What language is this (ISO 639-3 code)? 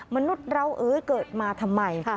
tha